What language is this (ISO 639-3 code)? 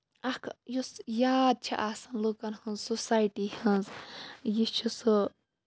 kas